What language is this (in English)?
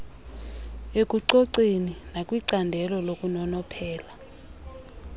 Xhosa